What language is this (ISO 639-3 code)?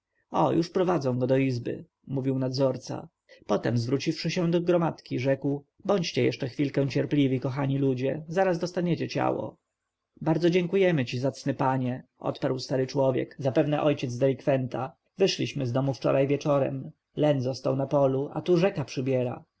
pol